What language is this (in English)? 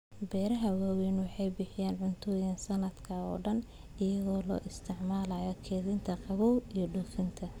Somali